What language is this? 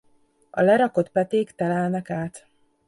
Hungarian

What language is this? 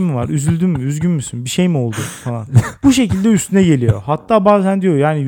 Turkish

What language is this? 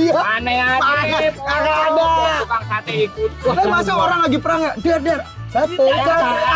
Indonesian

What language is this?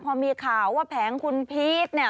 Thai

